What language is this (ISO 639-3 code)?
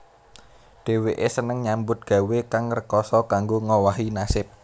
jav